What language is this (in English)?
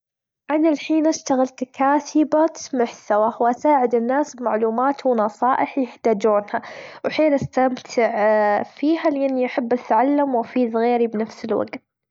Gulf Arabic